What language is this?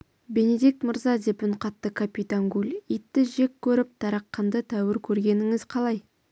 Kazakh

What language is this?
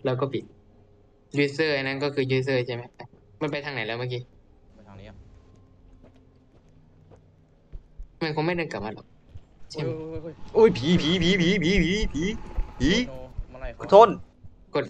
Thai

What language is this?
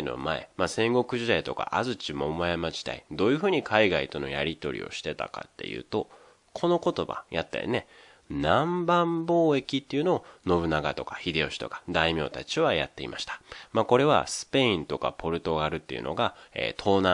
Japanese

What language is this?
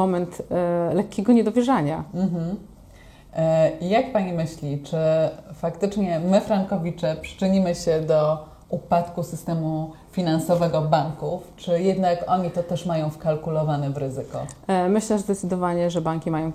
Polish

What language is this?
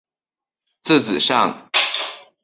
Chinese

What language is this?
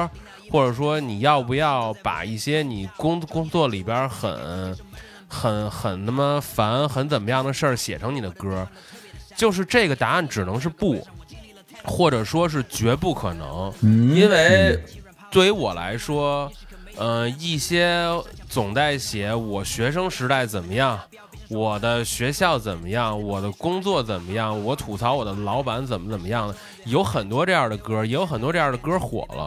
Chinese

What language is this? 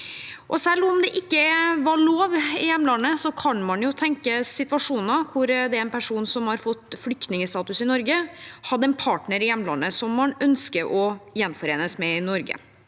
Norwegian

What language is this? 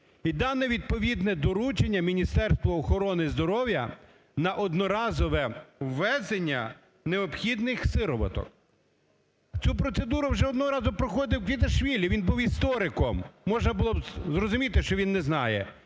Ukrainian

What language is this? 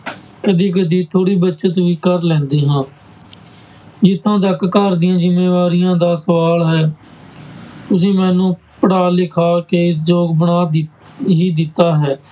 Punjabi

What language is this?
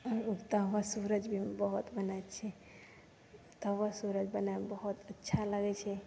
Maithili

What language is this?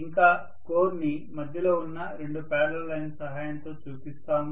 Telugu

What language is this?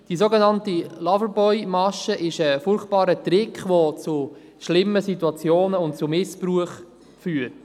Swiss German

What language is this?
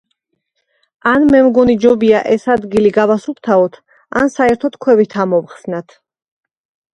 Georgian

